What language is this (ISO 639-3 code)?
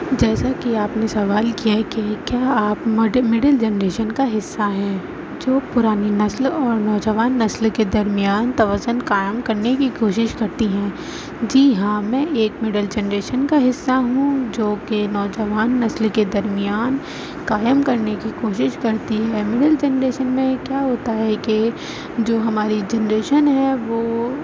urd